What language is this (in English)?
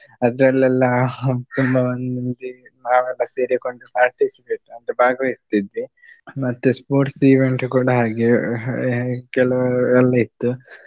Kannada